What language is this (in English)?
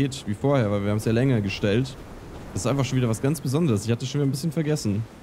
German